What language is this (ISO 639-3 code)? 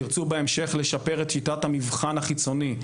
heb